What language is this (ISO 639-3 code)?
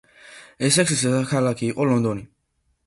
kat